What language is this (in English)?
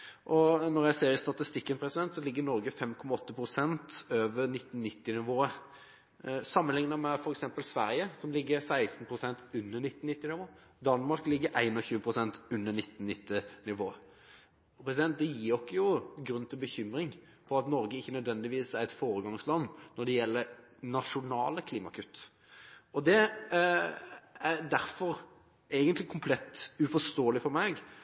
Norwegian Bokmål